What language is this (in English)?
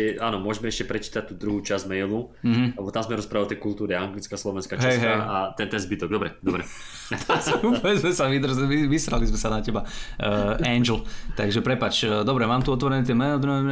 Slovak